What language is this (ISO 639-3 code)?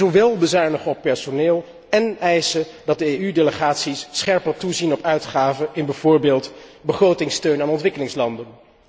nld